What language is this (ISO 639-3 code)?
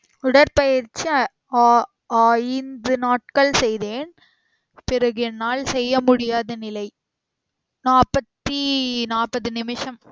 tam